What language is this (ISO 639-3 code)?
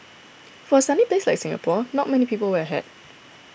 eng